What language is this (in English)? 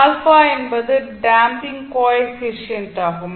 Tamil